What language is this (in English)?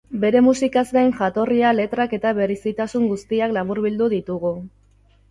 Basque